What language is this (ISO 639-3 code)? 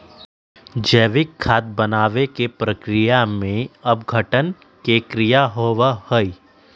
mag